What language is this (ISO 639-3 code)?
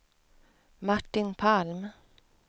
swe